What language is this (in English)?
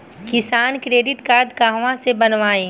Bhojpuri